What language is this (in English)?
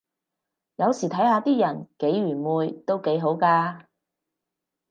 Cantonese